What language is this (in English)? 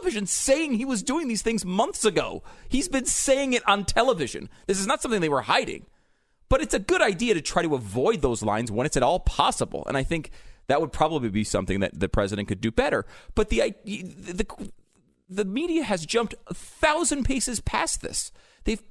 English